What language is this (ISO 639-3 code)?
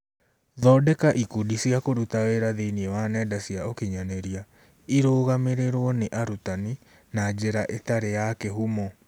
kik